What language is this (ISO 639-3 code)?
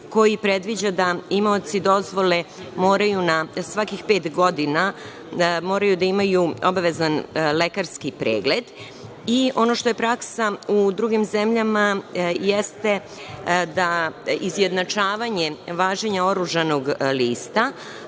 srp